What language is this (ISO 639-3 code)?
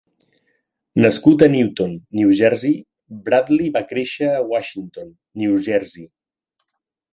cat